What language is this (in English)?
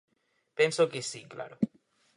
Galician